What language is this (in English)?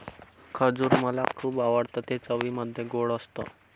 Marathi